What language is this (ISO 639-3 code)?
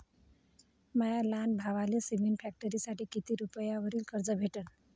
mar